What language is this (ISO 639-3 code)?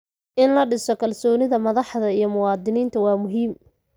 som